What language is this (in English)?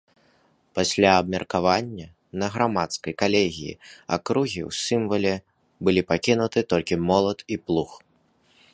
Belarusian